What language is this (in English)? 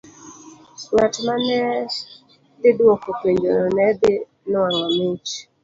Luo (Kenya and Tanzania)